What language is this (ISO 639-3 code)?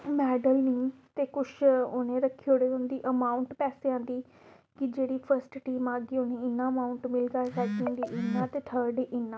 doi